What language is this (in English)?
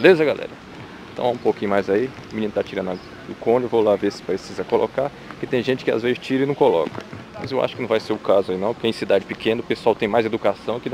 Portuguese